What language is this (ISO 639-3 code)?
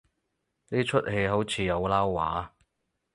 yue